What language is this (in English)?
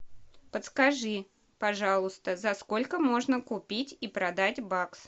Russian